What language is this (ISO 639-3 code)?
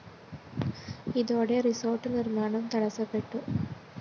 mal